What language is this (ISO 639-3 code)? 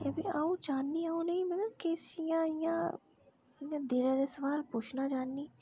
doi